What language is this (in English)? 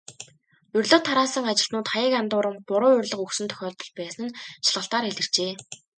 Mongolian